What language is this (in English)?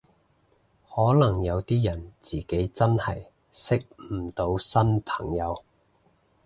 Cantonese